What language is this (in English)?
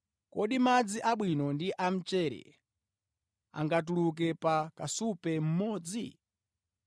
Nyanja